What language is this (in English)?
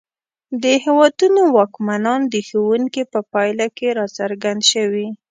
Pashto